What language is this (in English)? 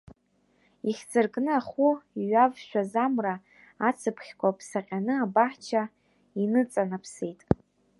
Abkhazian